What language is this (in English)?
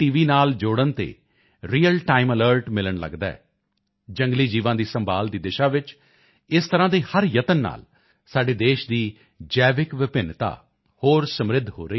Punjabi